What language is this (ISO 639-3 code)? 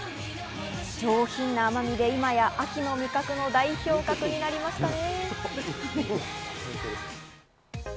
jpn